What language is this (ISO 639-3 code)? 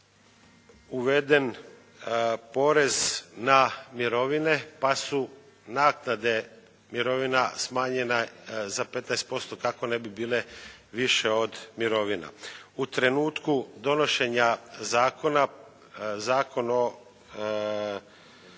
hrv